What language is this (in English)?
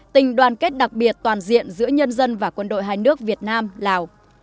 Vietnamese